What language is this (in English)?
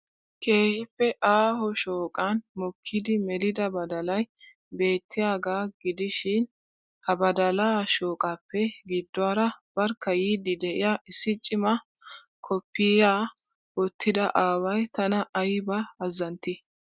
Wolaytta